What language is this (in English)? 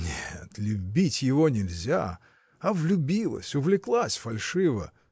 Russian